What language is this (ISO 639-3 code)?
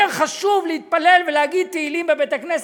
heb